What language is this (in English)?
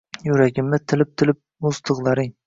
Uzbek